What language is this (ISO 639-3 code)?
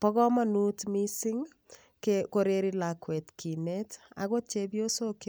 kln